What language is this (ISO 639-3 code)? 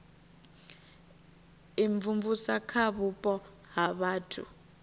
ven